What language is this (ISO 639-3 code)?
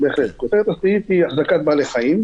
heb